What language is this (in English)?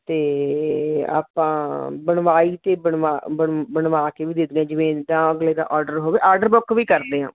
Punjabi